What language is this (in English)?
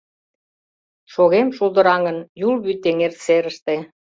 Mari